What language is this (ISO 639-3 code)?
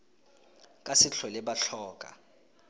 tsn